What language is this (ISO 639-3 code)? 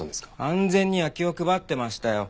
jpn